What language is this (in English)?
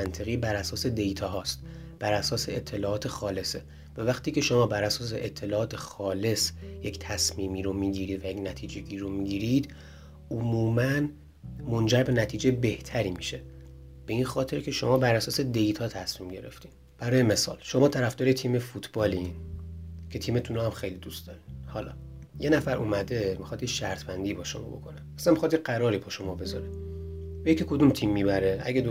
Persian